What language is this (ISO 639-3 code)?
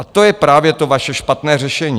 ces